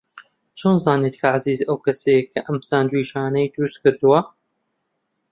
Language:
Central Kurdish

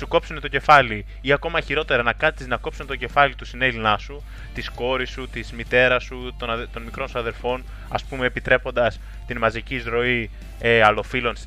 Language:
Greek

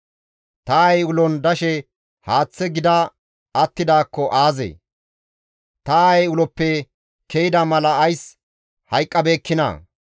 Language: Gamo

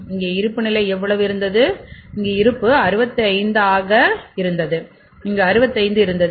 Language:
Tamil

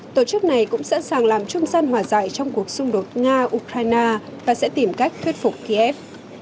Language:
Vietnamese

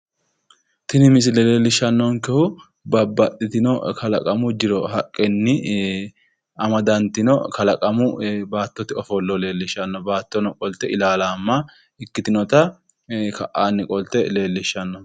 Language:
Sidamo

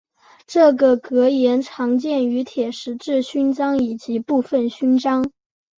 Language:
Chinese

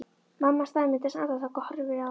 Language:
Icelandic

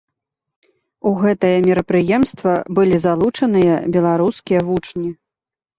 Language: Belarusian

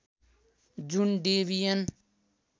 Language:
Nepali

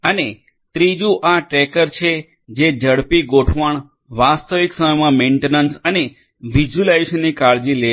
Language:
Gujarati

